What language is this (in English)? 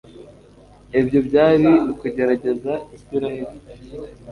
Kinyarwanda